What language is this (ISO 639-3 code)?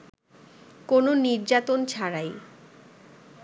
ben